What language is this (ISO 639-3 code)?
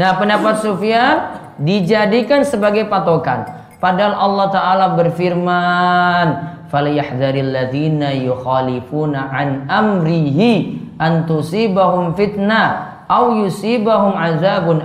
ind